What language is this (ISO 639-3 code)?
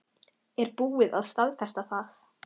isl